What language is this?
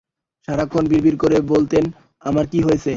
Bangla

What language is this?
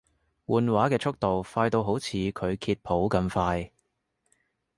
Cantonese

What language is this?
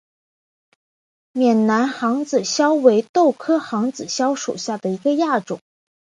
Chinese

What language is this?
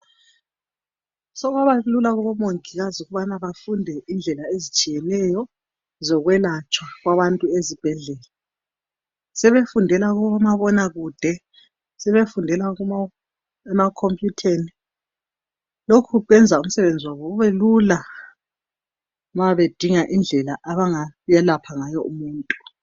North Ndebele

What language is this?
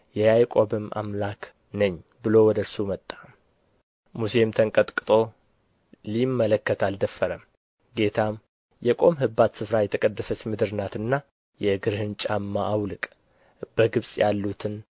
Amharic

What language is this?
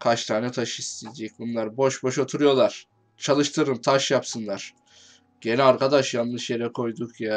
Turkish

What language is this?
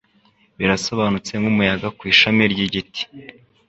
Kinyarwanda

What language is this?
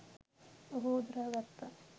Sinhala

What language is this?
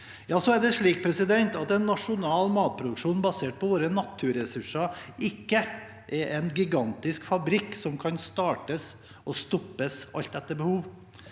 Norwegian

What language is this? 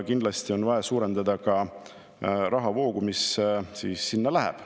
Estonian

